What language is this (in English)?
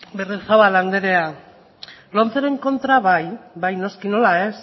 Basque